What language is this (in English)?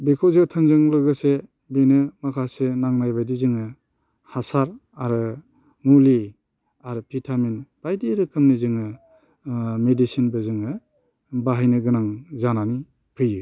Bodo